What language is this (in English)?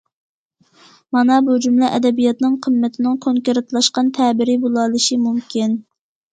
Uyghur